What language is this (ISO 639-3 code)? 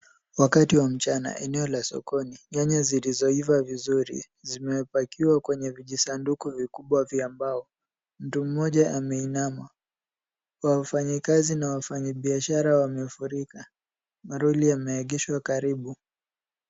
swa